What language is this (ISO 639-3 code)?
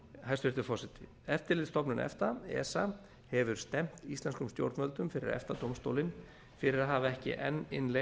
isl